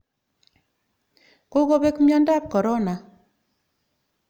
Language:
Kalenjin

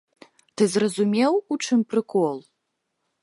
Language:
Belarusian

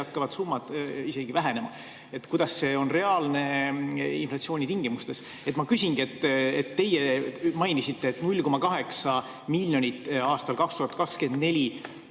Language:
Estonian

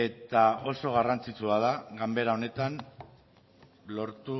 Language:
Basque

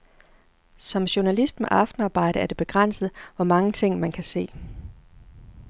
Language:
Danish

